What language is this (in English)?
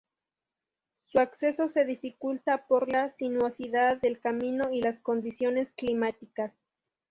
Spanish